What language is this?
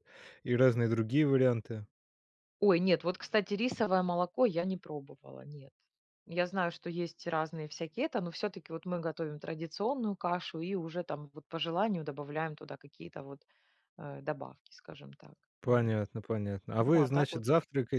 Russian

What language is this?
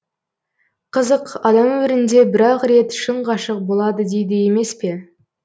Kazakh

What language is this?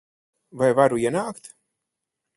Latvian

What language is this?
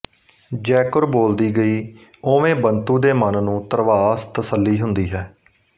Punjabi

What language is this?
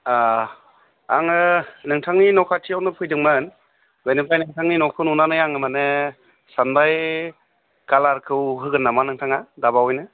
Bodo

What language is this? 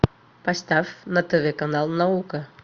Russian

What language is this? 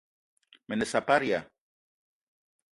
Eton (Cameroon)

